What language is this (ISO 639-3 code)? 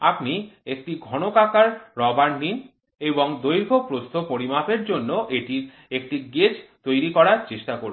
ben